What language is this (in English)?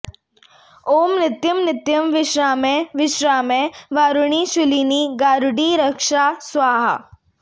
Sanskrit